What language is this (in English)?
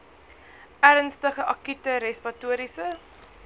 Afrikaans